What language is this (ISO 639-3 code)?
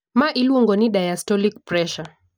luo